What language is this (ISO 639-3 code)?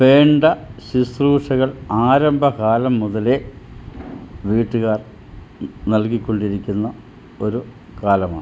mal